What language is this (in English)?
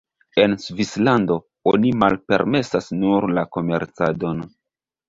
Esperanto